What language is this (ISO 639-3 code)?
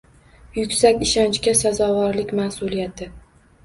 uzb